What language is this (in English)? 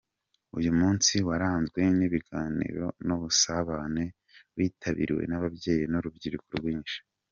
Kinyarwanda